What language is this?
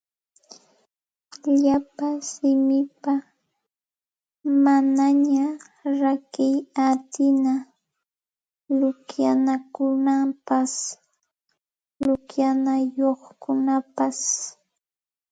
Santa Ana de Tusi Pasco Quechua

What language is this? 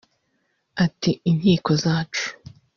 Kinyarwanda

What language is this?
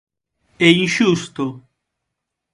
Galician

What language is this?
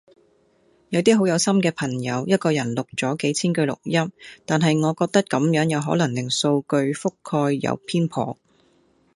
Cantonese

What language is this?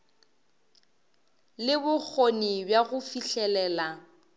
Northern Sotho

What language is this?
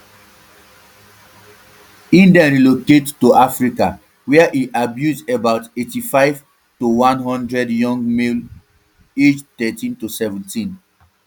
Nigerian Pidgin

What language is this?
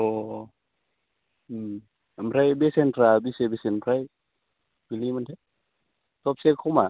Bodo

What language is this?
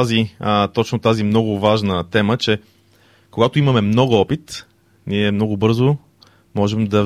Bulgarian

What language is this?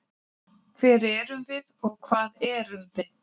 Icelandic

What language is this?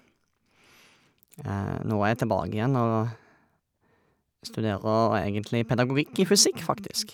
Norwegian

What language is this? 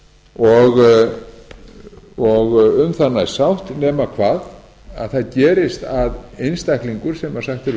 Icelandic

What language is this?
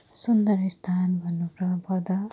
Nepali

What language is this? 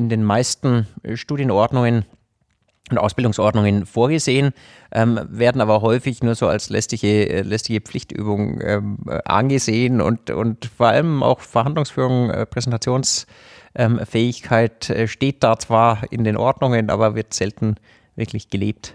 German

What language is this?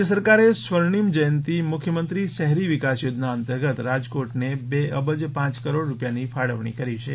Gujarati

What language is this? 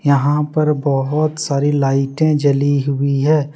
Hindi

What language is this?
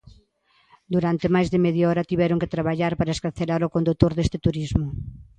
Galician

